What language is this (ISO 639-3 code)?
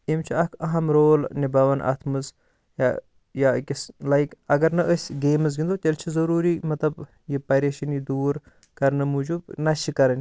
kas